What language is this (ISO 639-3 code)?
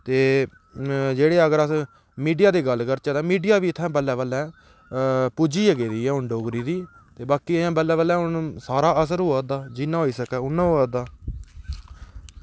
doi